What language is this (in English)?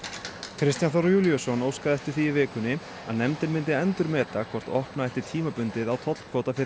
Icelandic